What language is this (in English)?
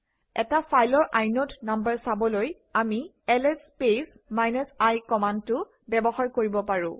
Assamese